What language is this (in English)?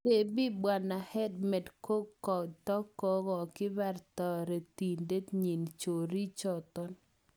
Kalenjin